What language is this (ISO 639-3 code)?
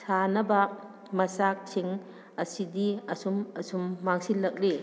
mni